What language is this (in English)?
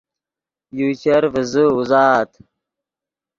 Yidgha